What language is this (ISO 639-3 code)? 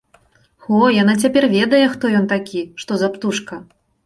bel